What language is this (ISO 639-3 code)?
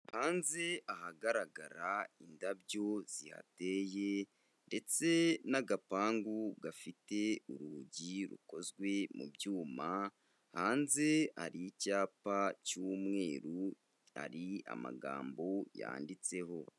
kin